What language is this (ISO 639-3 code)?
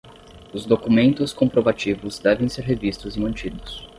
por